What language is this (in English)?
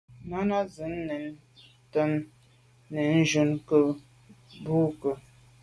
Medumba